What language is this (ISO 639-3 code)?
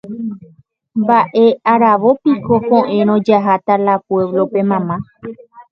grn